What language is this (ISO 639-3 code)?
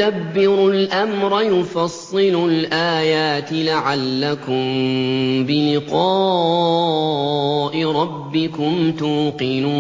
ara